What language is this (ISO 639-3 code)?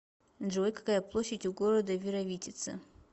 rus